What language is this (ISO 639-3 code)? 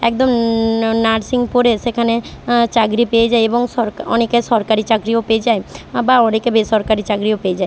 ben